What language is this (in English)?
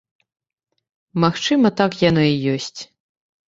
Belarusian